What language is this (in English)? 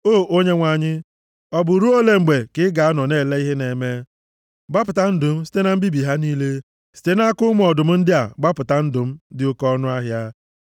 Igbo